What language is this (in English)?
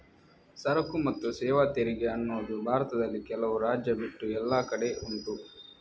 Kannada